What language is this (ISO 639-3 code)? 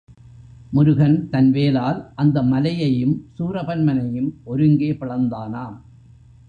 tam